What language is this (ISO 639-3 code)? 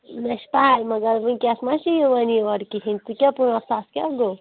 kas